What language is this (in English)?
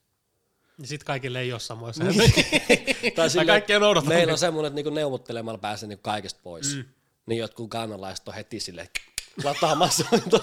Finnish